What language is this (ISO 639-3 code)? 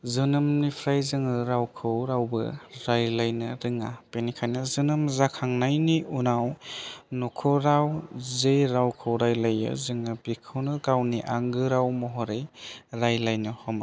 brx